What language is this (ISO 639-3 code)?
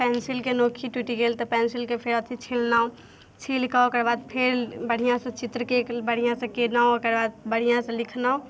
mai